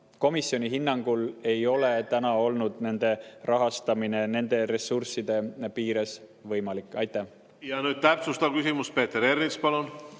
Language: Estonian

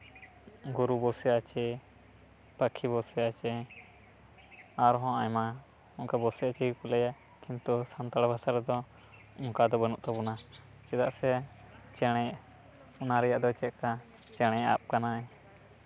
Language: Santali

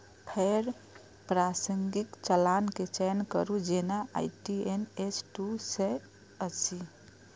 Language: Maithili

